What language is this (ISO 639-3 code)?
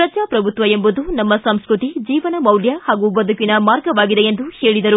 kan